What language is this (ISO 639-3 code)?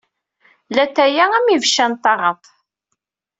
kab